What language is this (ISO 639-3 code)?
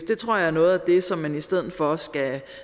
dan